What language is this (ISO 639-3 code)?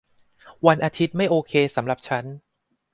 tha